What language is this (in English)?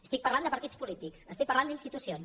Catalan